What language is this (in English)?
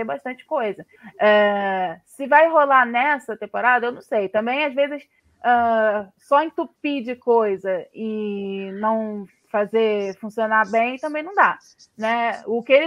Portuguese